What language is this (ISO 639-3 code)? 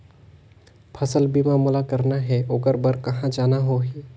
hne